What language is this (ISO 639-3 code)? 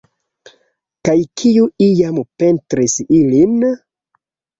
epo